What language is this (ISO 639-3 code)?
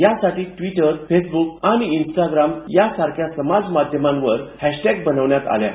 mar